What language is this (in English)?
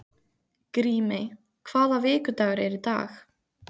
Icelandic